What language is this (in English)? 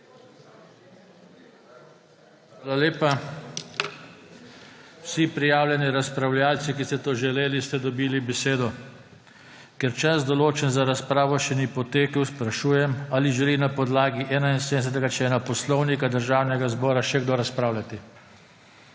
Slovenian